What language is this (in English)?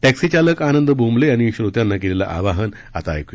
Marathi